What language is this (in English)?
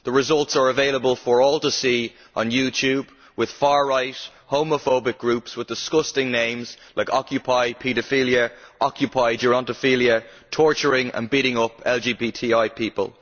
English